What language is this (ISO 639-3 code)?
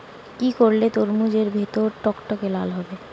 ben